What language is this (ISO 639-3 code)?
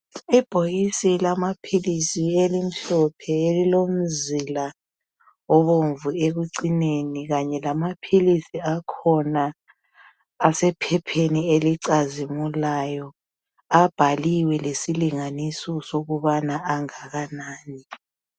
nde